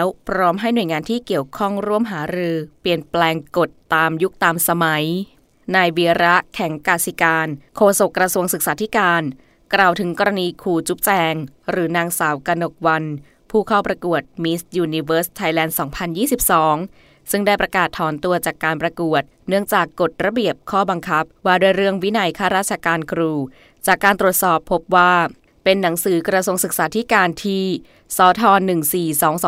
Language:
Thai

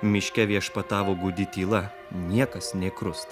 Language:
Lithuanian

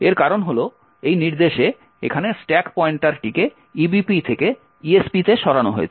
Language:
Bangla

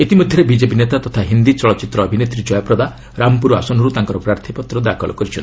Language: Odia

